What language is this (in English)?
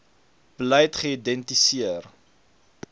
Afrikaans